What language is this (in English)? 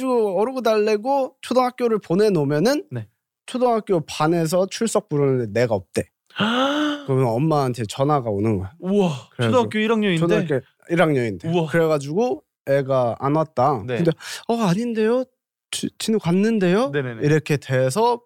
Korean